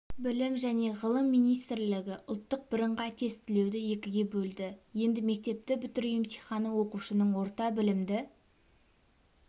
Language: Kazakh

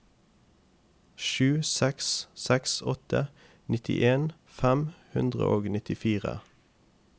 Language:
Norwegian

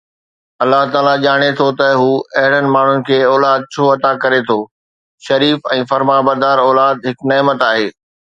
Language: Sindhi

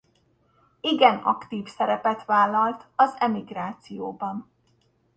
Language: Hungarian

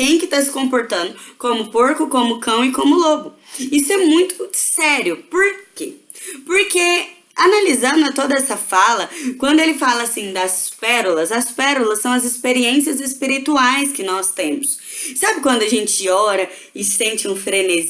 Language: Portuguese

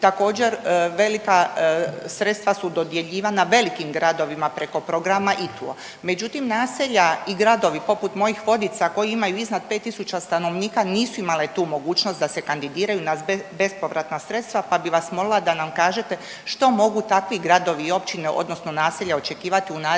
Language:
Croatian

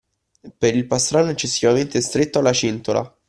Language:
Italian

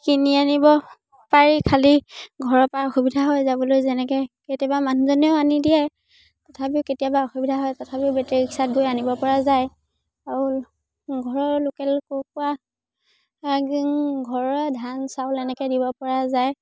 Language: Assamese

